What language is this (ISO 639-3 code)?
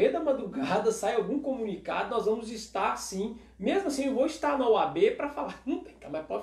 por